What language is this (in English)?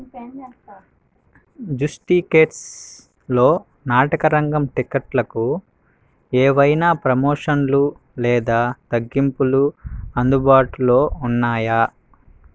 Telugu